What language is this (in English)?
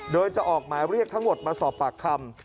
Thai